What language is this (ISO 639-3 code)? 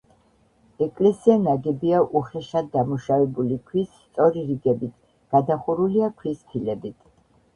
kat